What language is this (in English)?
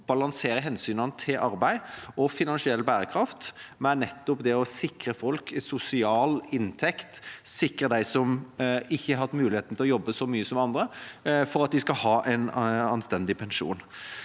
Norwegian